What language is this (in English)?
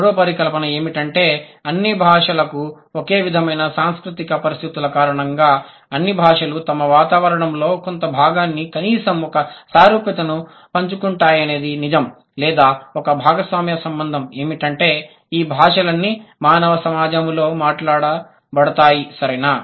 Telugu